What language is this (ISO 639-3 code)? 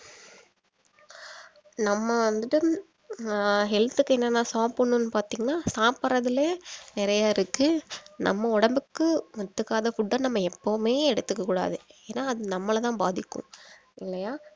tam